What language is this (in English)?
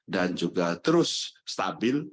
Indonesian